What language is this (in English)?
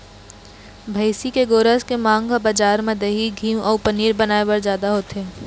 Chhattisgarhi